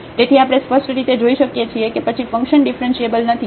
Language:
Gujarati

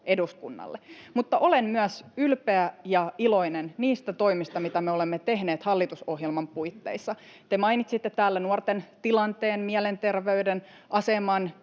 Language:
Finnish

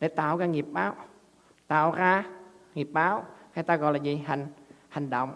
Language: Vietnamese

